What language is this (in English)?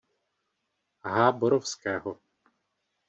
Czech